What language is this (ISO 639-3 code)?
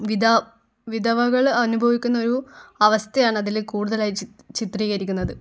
mal